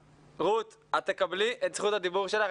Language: Hebrew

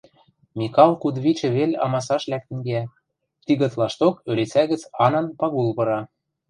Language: Western Mari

